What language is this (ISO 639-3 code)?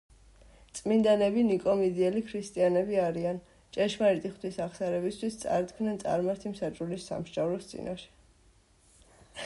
kat